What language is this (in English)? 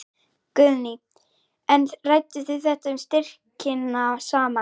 Icelandic